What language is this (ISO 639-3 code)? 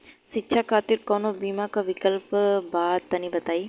bho